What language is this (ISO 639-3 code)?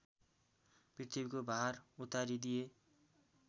nep